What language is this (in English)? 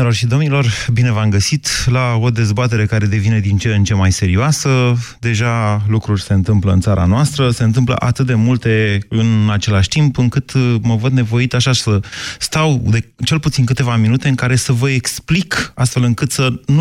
Romanian